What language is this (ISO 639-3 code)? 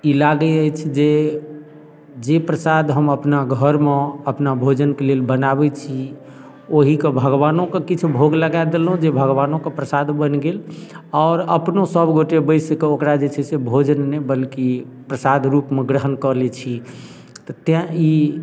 mai